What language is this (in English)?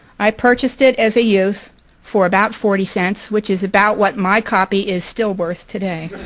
English